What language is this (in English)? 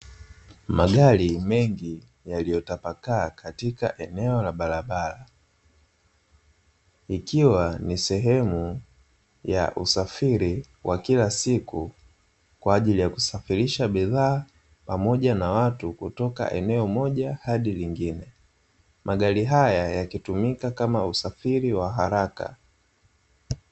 Swahili